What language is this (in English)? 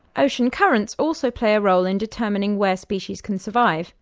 English